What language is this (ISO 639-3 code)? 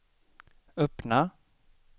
swe